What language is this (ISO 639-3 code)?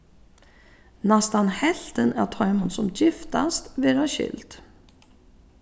fao